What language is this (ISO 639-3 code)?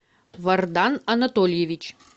rus